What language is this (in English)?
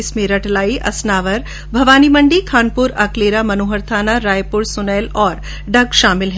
Hindi